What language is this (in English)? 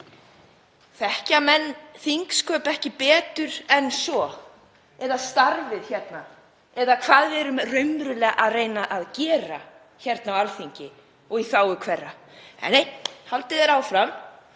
Icelandic